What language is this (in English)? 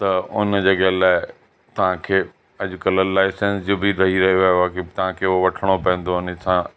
Sindhi